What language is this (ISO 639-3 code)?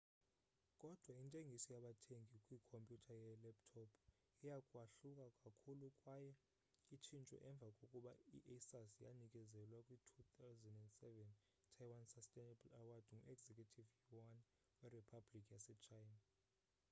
xho